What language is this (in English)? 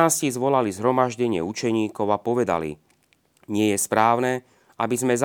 Slovak